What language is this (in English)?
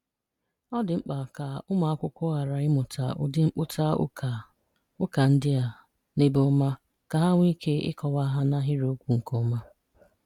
Igbo